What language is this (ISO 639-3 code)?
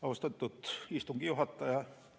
est